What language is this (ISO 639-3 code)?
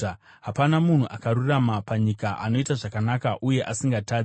sna